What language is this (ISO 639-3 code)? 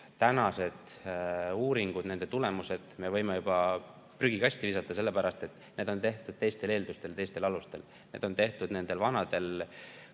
est